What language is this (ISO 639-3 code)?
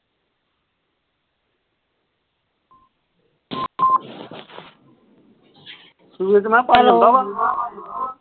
pan